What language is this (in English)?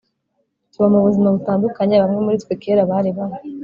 Kinyarwanda